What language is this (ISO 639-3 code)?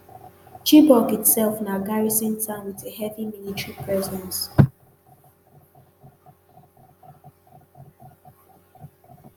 pcm